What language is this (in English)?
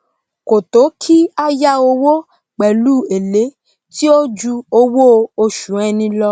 Yoruba